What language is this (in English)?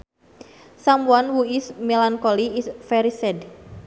Sundanese